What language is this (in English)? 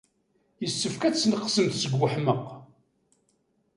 Kabyle